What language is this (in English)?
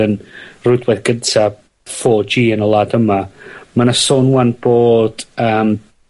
Welsh